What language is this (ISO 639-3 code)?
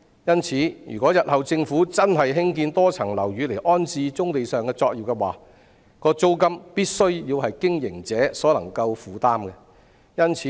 yue